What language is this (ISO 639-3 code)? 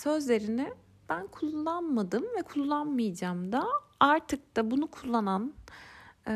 tur